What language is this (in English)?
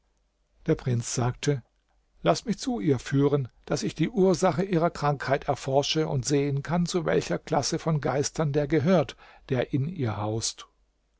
German